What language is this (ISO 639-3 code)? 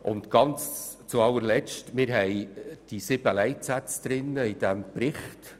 gsw